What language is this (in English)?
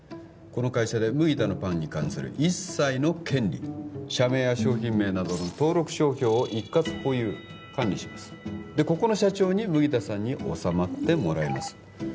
Japanese